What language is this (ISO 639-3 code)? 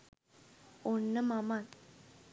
sin